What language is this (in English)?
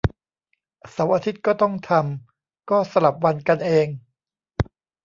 Thai